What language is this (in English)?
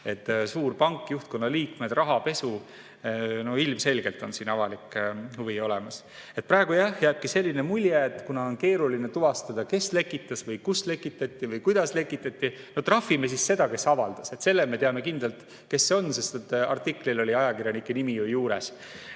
Estonian